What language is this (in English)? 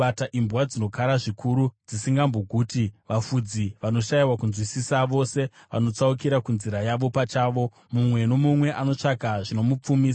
Shona